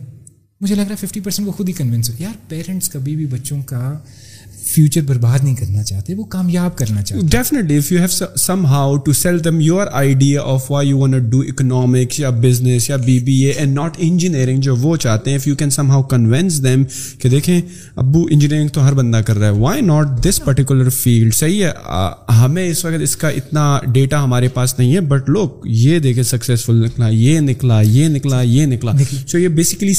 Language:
Urdu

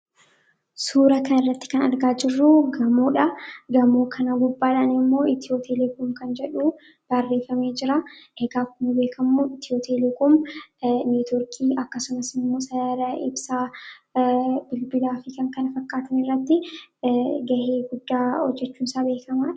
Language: Oromo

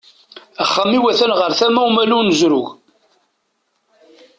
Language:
Kabyle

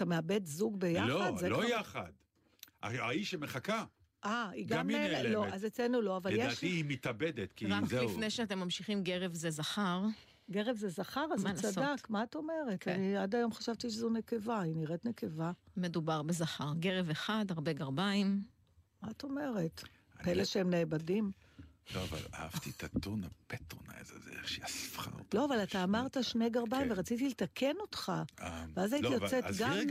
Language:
Hebrew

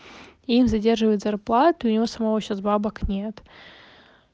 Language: Russian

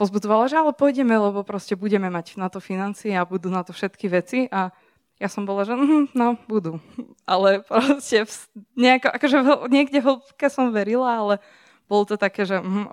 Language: Slovak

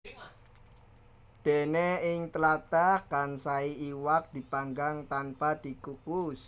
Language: Javanese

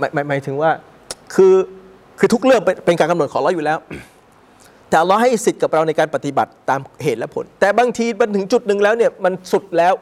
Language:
Thai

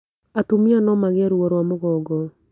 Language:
Kikuyu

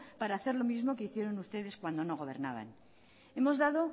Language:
Spanish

